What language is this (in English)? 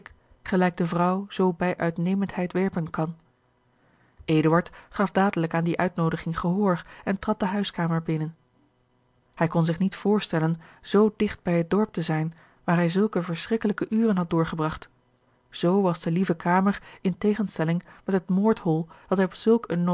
Dutch